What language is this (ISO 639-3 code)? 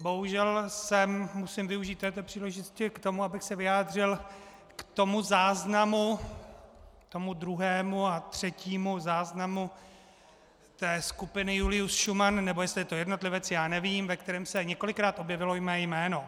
ces